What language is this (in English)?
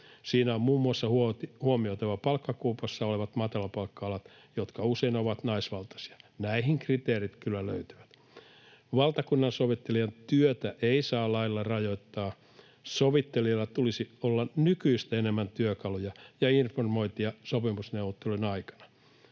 Finnish